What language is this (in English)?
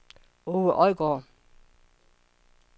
Danish